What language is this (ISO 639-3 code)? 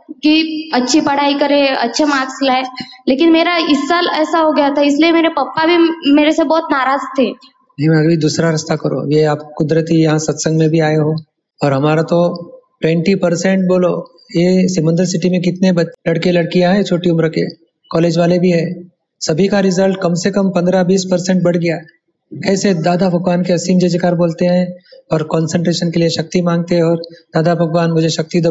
hin